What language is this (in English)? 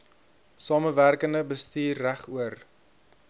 Afrikaans